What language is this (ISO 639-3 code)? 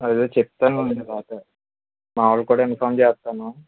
tel